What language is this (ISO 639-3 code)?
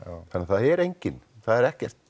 isl